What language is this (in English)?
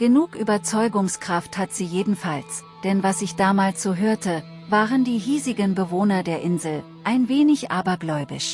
German